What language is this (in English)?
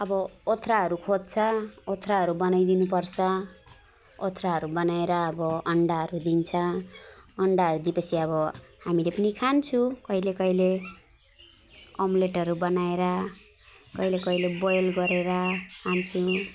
Nepali